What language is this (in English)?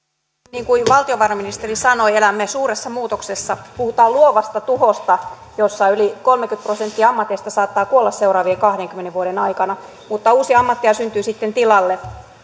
Finnish